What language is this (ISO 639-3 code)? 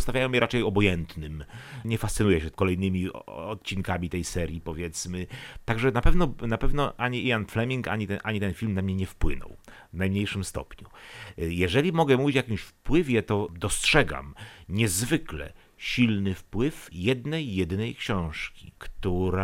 pol